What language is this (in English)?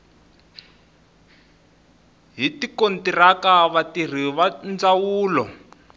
Tsonga